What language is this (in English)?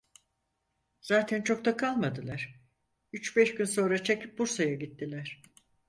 Turkish